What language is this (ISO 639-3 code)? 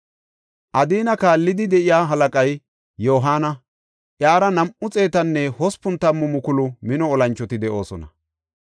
gof